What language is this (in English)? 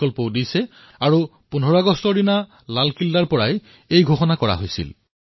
Assamese